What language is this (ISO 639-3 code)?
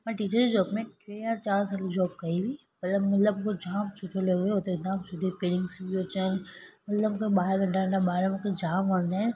snd